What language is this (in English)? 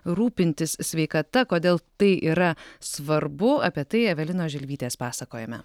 Lithuanian